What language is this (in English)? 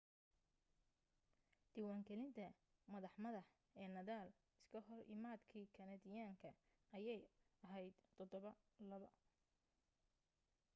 Somali